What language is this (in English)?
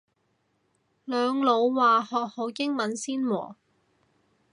Cantonese